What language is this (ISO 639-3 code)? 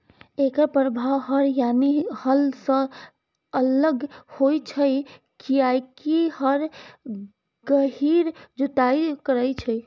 mai